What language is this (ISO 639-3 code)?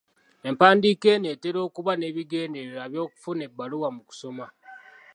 lug